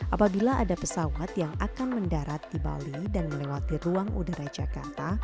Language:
Indonesian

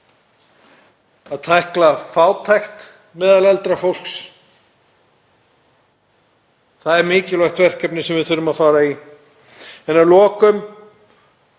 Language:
Icelandic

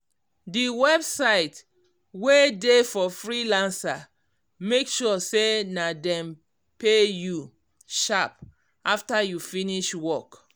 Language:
Nigerian Pidgin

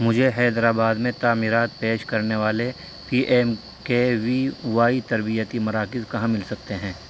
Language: Urdu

